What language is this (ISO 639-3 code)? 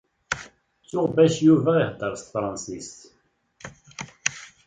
kab